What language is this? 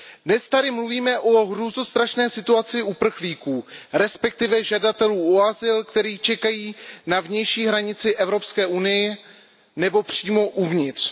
Czech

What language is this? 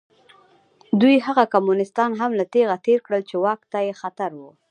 Pashto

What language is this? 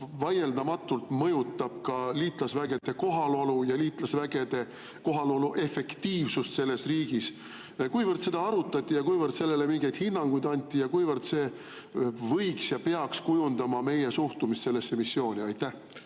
Estonian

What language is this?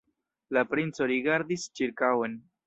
Esperanto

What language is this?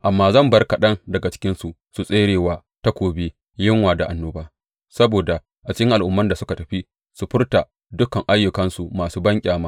Hausa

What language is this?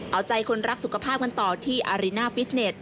Thai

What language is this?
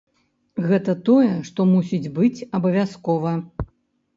Belarusian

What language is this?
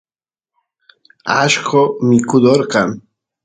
Santiago del Estero Quichua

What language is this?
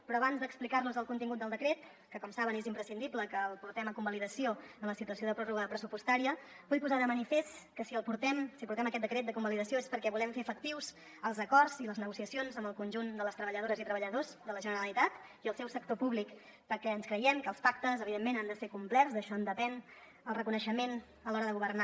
Catalan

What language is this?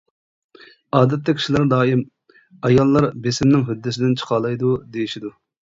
Uyghur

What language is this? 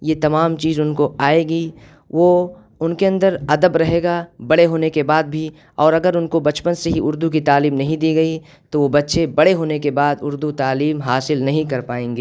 Urdu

